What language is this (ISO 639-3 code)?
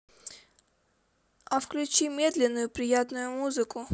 rus